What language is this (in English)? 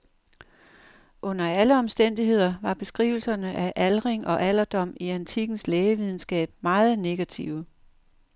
Danish